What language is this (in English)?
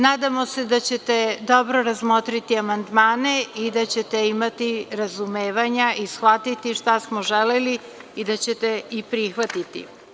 Serbian